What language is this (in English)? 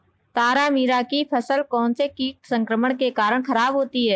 Hindi